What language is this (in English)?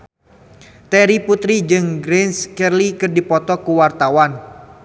Sundanese